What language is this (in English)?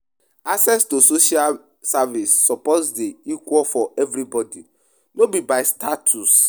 Nigerian Pidgin